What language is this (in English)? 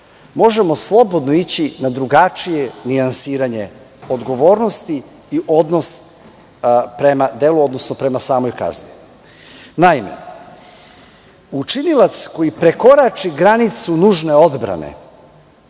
Serbian